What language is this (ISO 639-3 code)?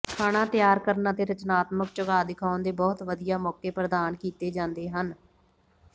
pan